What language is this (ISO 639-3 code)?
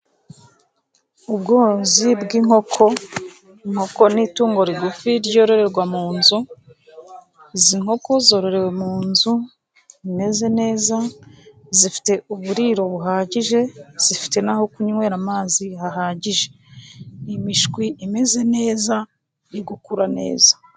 kin